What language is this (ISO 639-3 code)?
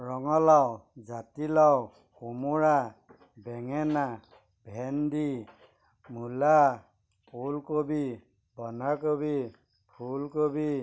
asm